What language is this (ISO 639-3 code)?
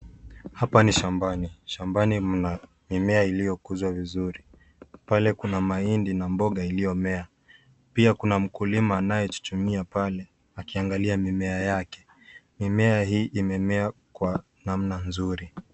swa